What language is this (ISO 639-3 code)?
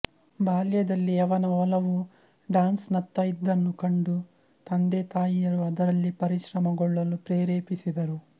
kan